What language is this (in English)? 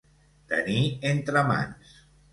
Catalan